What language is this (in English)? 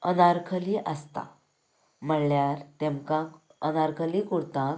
Konkani